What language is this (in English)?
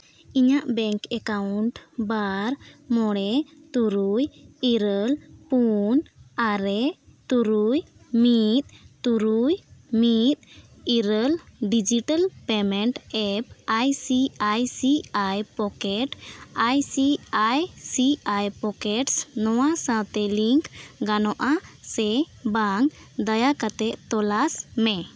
Santali